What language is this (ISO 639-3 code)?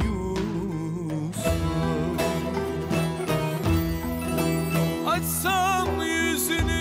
tur